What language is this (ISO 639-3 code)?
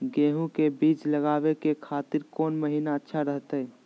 mag